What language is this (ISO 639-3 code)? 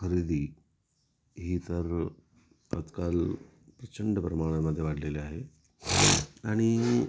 mar